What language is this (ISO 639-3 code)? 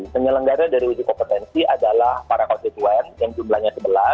ind